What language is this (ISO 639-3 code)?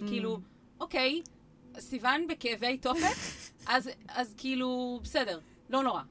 heb